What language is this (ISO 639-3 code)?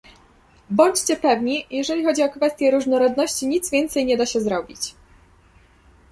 pol